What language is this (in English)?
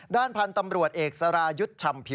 Thai